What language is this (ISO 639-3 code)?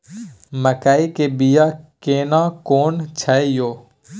mai